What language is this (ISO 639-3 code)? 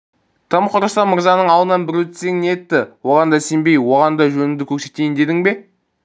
kaz